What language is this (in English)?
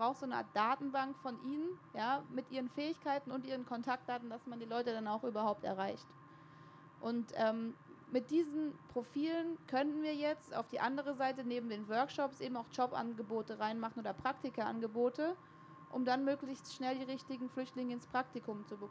German